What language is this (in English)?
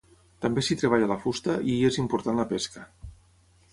Catalan